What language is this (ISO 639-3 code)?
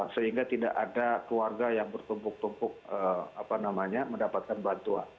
ind